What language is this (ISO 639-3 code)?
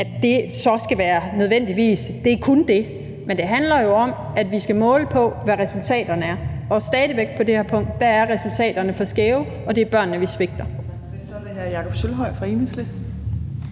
dan